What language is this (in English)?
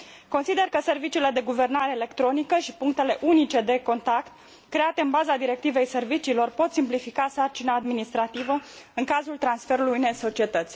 Romanian